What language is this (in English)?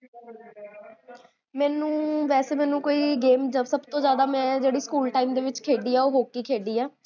Punjabi